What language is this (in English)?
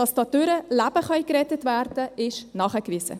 Swiss German